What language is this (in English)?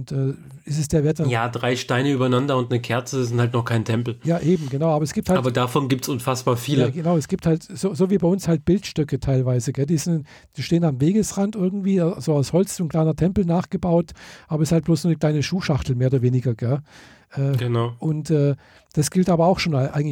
German